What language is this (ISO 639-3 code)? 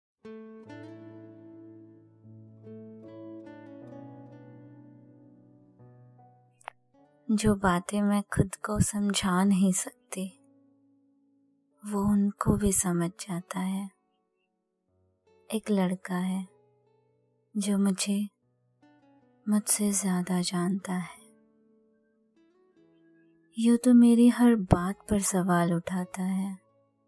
hin